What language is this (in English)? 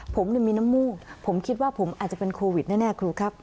Thai